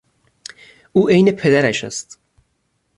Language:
Persian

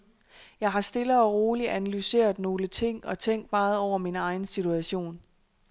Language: Danish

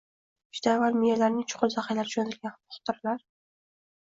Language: Uzbek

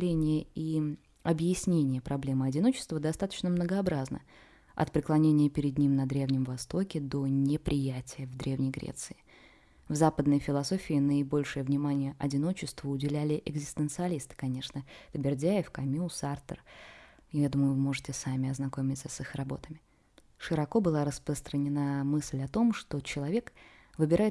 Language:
Russian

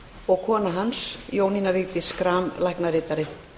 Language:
Icelandic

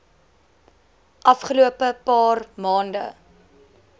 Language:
Afrikaans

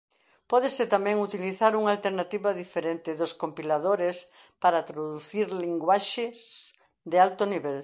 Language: Galician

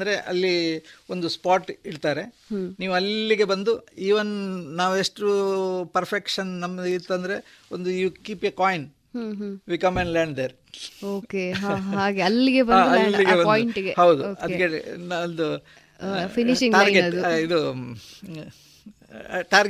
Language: Kannada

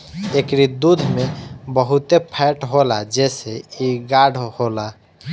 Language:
Bhojpuri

